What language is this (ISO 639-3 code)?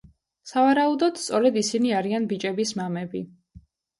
kat